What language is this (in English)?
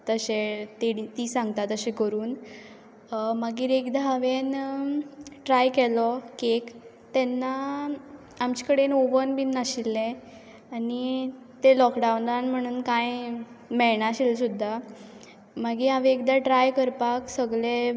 Konkani